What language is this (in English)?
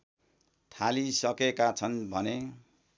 Nepali